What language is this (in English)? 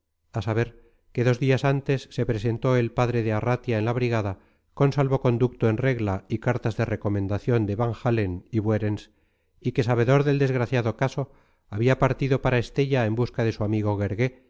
Spanish